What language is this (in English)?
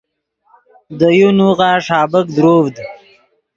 Yidgha